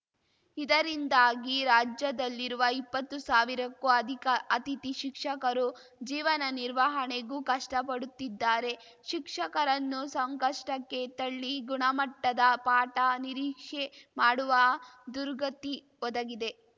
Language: Kannada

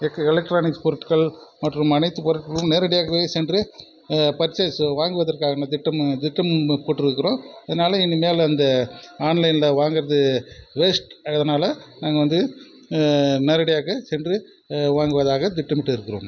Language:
Tamil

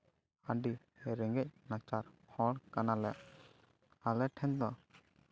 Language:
Santali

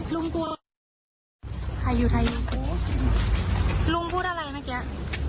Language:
Thai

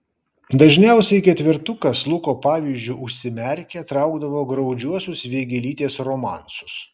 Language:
Lithuanian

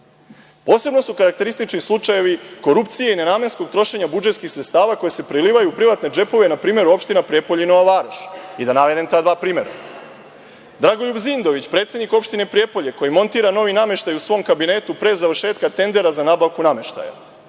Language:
Serbian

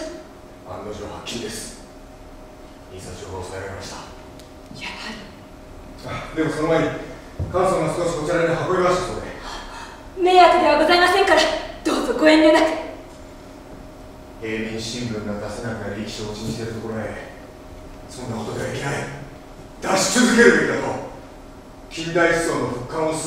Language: Japanese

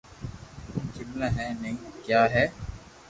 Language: Loarki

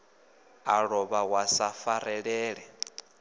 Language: Venda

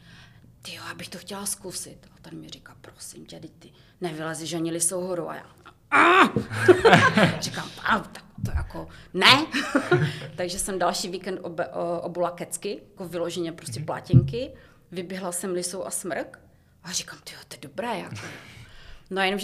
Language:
Czech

